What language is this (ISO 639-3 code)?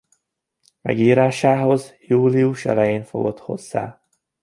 hun